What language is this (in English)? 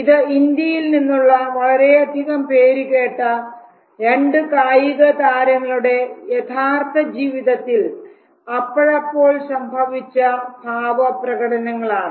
Malayalam